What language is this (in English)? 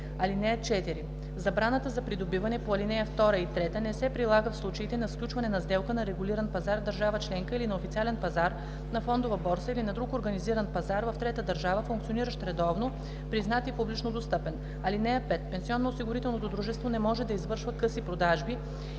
Bulgarian